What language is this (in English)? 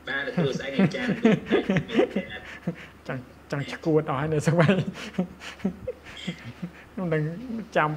Thai